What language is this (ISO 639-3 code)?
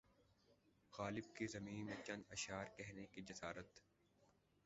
urd